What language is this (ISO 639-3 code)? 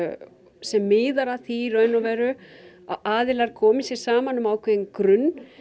isl